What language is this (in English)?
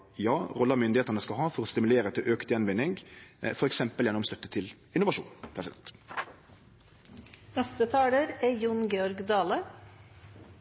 Norwegian Nynorsk